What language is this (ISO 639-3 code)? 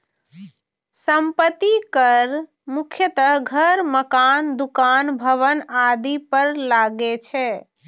mai